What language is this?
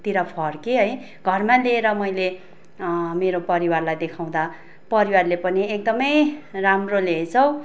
Nepali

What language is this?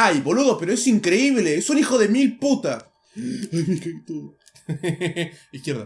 Spanish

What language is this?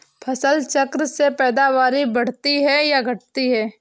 Hindi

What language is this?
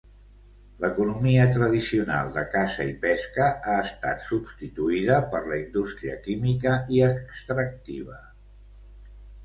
Catalan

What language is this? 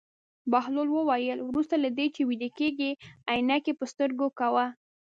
Pashto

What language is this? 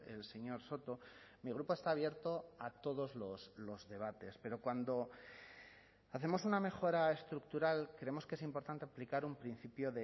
Spanish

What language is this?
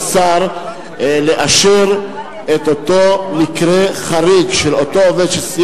Hebrew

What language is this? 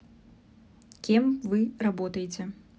Russian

